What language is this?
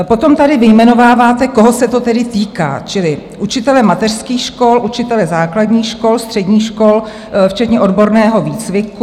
Czech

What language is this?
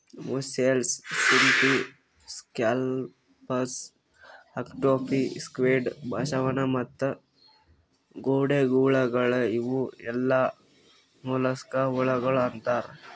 Kannada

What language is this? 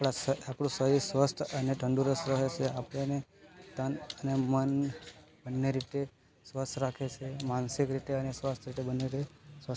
Gujarati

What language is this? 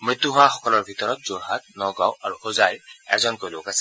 Assamese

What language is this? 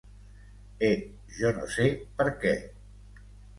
Catalan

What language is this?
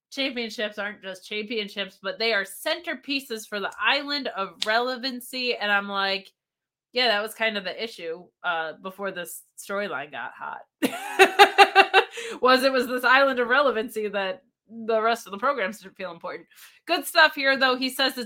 English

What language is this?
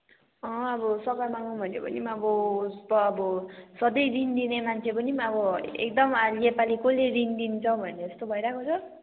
Nepali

